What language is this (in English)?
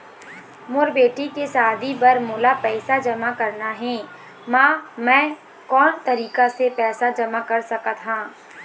Chhattisgarhi